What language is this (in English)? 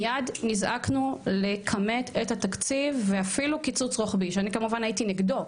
Hebrew